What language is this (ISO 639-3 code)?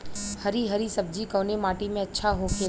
bho